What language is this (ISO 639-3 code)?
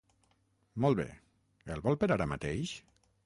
cat